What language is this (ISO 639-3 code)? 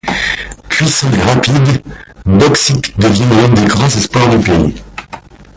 fra